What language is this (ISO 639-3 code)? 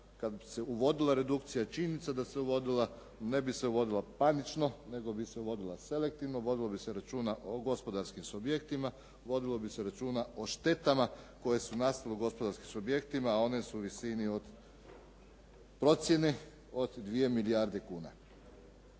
hrv